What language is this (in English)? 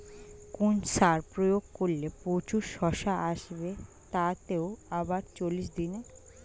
Bangla